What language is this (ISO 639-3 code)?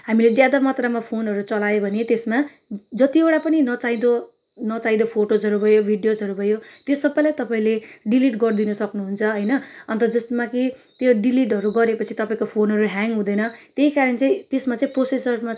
nep